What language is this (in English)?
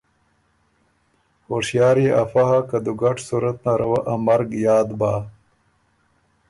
Ormuri